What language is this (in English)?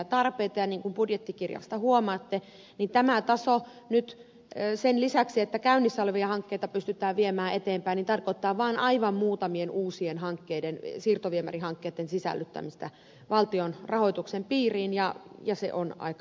Finnish